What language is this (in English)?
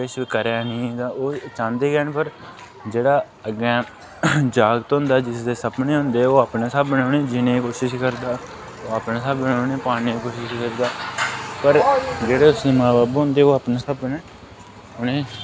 Dogri